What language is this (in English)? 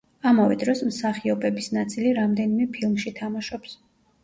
Georgian